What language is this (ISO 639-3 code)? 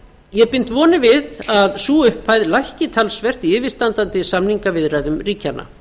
isl